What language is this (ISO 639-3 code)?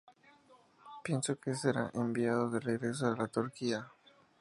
spa